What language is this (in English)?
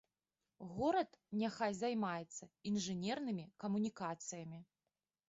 Belarusian